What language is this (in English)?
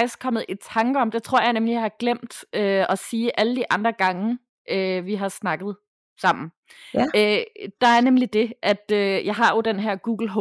Danish